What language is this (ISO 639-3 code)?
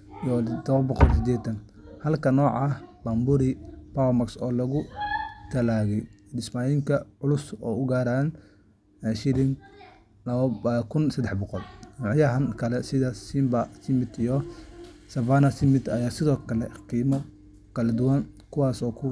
som